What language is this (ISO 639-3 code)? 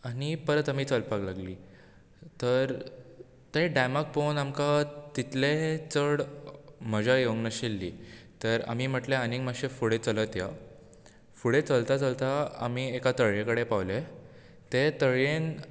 kok